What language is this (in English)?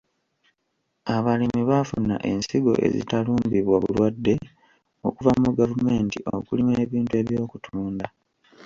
Ganda